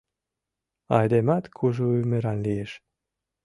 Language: Mari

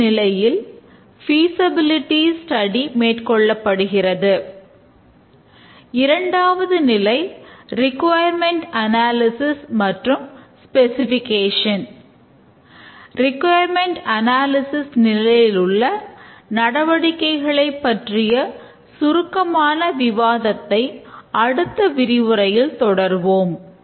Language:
Tamil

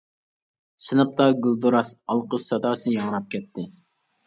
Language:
Uyghur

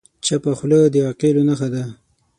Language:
Pashto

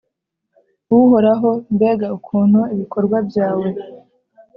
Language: Kinyarwanda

